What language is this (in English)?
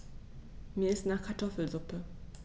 German